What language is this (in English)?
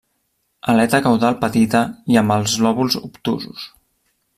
Catalan